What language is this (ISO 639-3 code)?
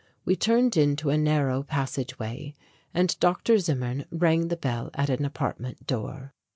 eng